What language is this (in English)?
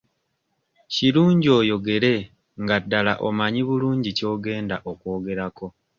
Ganda